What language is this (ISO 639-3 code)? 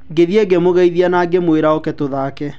kik